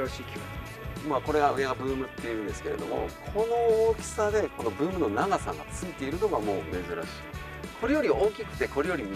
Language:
Japanese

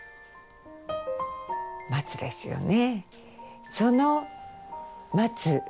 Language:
Japanese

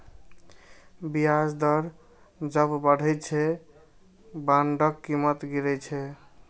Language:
Maithili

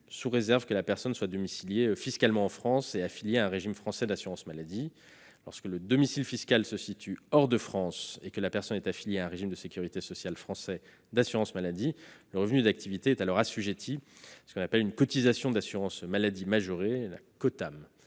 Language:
French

